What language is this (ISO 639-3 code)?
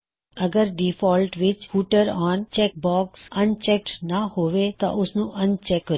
pan